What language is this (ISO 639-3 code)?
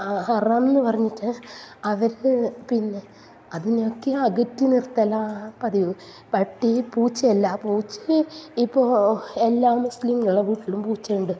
mal